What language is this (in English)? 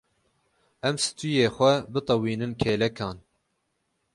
Kurdish